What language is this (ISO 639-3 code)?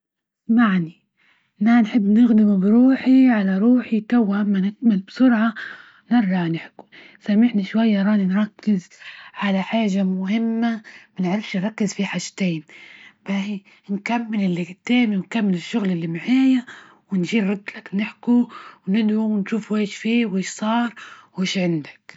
ayl